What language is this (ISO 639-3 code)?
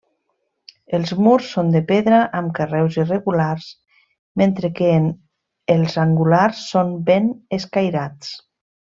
cat